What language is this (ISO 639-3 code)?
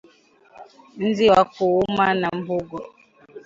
swa